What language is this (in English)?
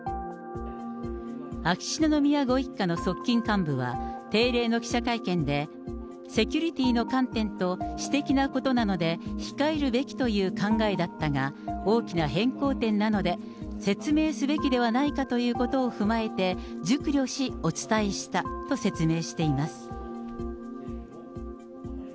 Japanese